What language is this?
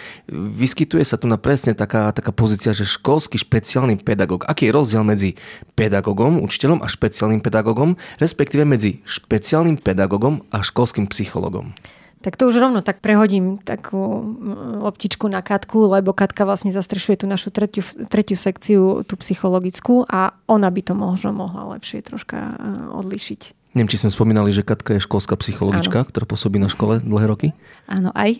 Slovak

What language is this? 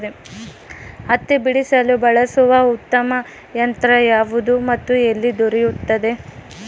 Kannada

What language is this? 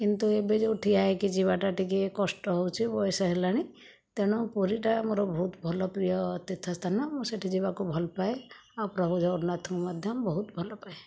Odia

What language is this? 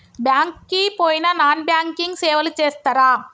Telugu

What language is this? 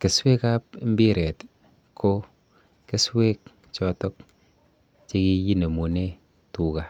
Kalenjin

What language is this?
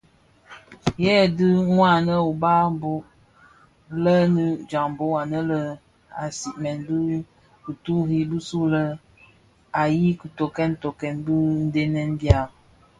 Bafia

